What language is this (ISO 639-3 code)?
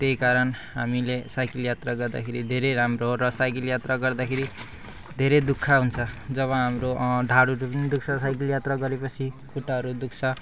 nep